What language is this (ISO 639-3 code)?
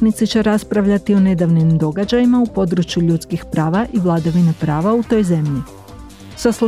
hrv